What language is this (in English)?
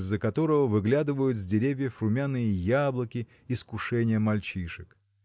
Russian